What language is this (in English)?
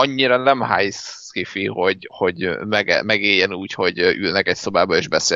Hungarian